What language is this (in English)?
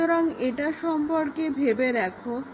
Bangla